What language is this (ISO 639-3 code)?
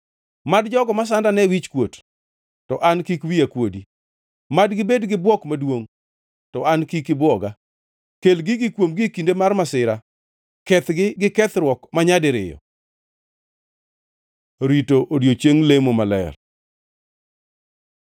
luo